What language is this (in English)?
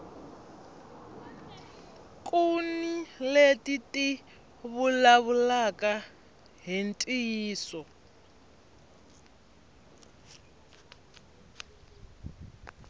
Tsonga